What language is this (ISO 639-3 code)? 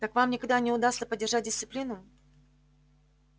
rus